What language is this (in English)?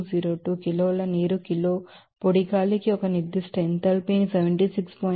Telugu